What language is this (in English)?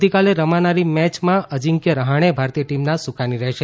Gujarati